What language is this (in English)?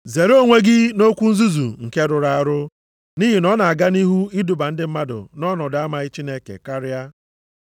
Igbo